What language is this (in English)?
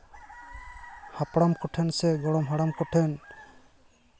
Santali